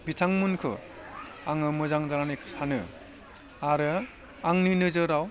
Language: Bodo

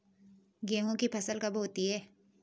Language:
Hindi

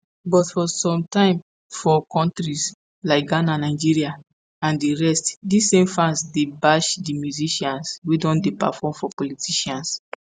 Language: Nigerian Pidgin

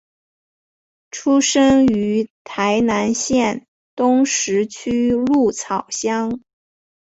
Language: Chinese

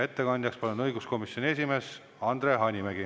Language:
Estonian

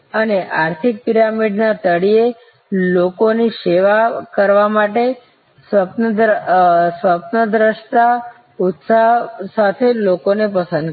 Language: Gujarati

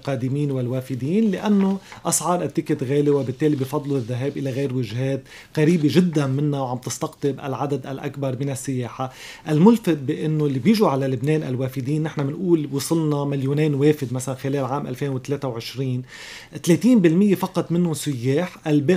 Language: Arabic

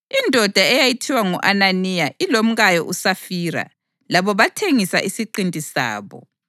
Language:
North Ndebele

